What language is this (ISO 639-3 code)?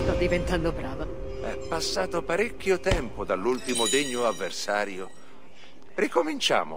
ita